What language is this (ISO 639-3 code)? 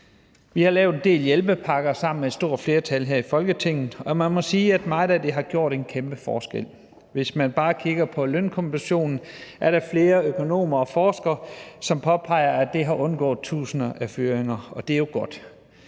dan